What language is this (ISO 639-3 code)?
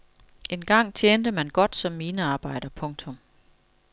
dan